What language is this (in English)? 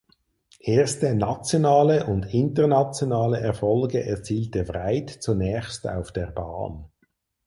German